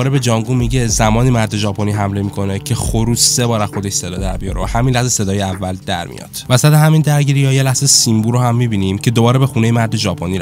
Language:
Persian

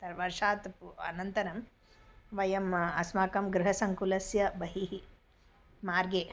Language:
Sanskrit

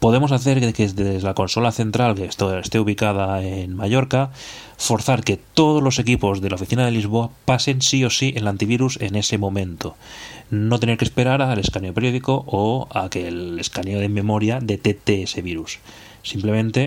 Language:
Spanish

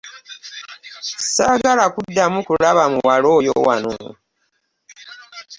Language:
Ganda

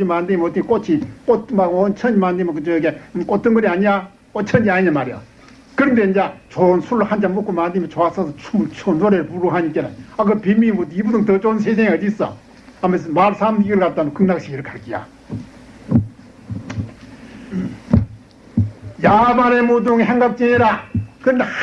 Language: Korean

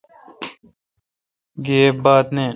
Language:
Kalkoti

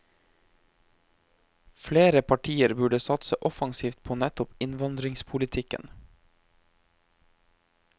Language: Norwegian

